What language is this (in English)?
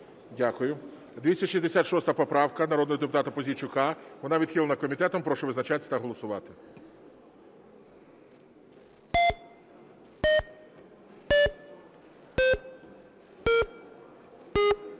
Ukrainian